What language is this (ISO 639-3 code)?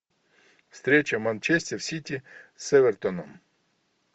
rus